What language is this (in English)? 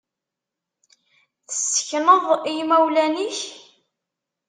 Kabyle